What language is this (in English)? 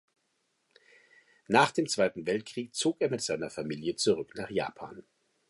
German